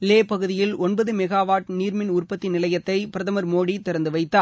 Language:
Tamil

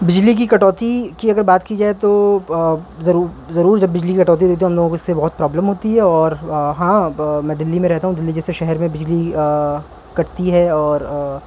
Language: Urdu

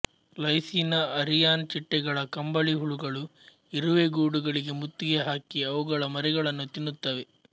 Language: Kannada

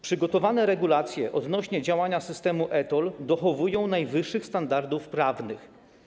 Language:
Polish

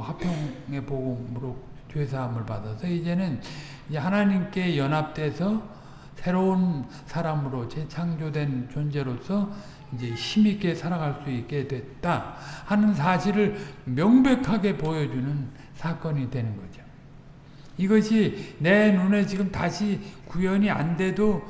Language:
Korean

